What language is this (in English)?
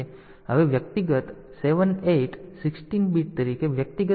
Gujarati